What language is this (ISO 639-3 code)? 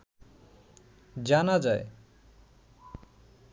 ben